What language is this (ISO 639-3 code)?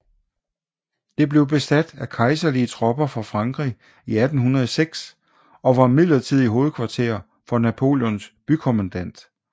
dan